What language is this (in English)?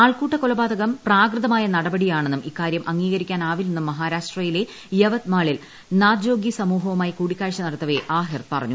Malayalam